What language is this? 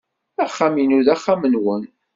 Kabyle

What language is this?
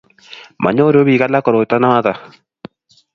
Kalenjin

